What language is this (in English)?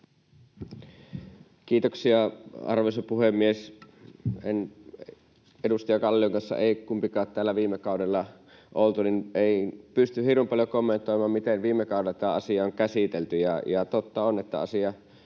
Finnish